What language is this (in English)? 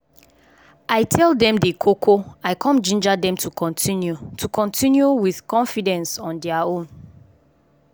Nigerian Pidgin